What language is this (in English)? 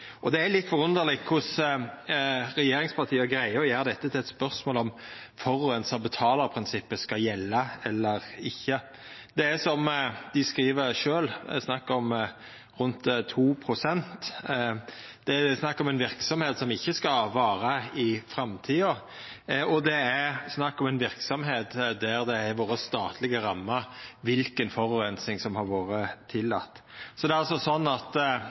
Norwegian Nynorsk